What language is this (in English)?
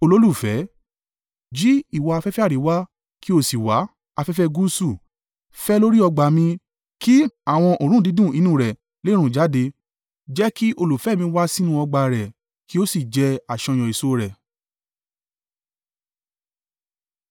Yoruba